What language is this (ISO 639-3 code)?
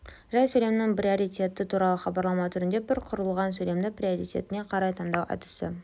kaz